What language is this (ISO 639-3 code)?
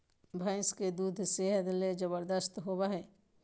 mag